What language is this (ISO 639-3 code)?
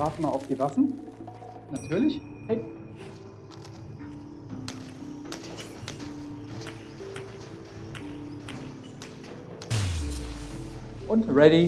deu